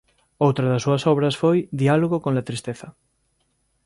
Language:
Galician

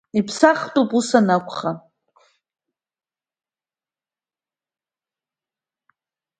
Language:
Abkhazian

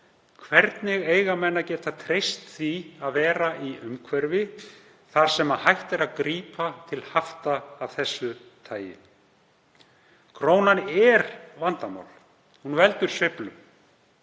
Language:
Icelandic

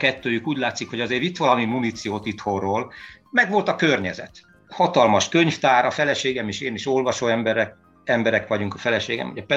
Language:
Hungarian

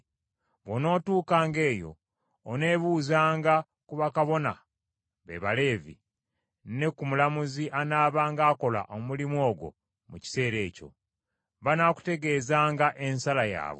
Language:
Ganda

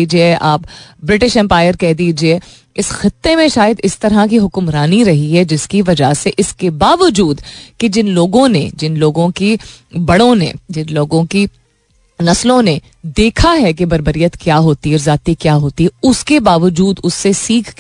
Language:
Hindi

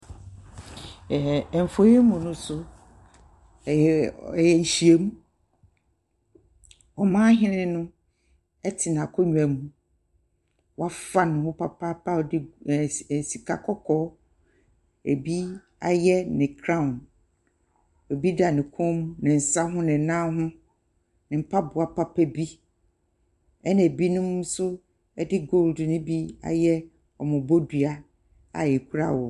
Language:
Akan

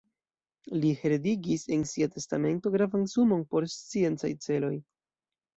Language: Esperanto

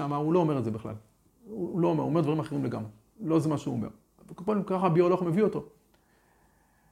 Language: Hebrew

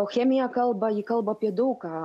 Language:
Lithuanian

